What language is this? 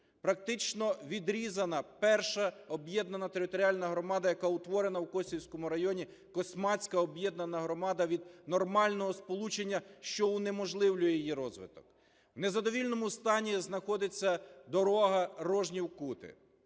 Ukrainian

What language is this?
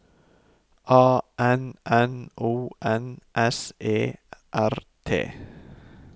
Norwegian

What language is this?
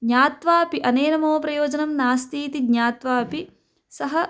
Sanskrit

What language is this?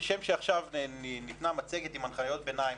Hebrew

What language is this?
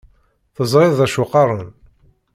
Kabyle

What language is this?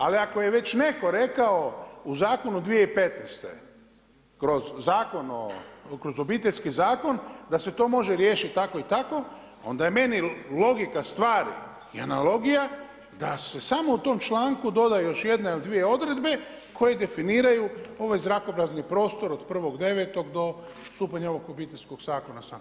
Croatian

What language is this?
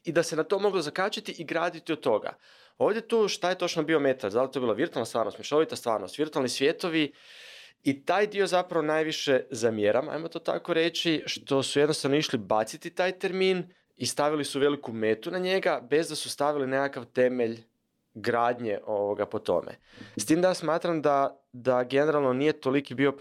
Croatian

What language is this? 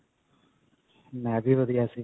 Punjabi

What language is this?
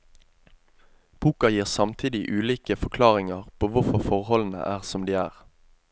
Norwegian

